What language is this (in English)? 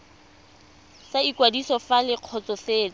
Tswana